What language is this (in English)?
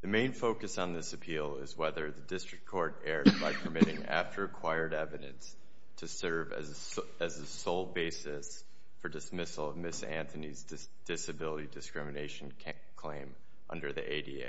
English